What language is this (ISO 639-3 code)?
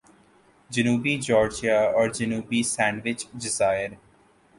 urd